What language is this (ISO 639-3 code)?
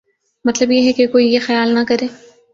urd